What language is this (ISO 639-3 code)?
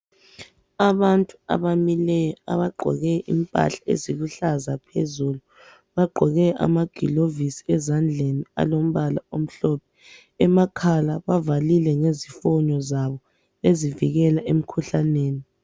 nde